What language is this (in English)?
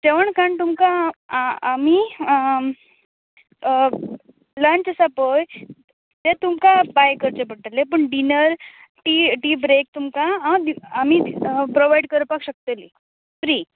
Konkani